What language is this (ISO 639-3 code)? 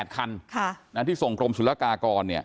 tha